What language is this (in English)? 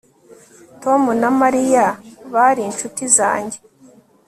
Kinyarwanda